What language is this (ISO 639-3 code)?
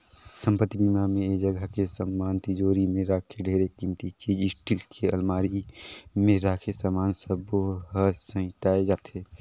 hne